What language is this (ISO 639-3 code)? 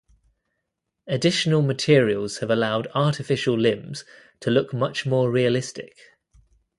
eng